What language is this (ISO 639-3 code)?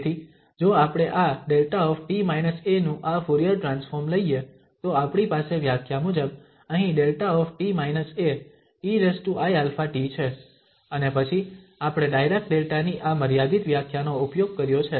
guj